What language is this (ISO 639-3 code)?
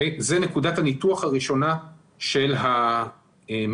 heb